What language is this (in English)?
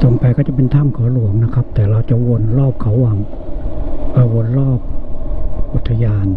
Thai